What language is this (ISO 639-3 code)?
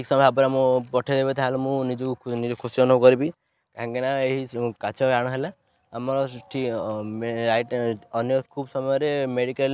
ori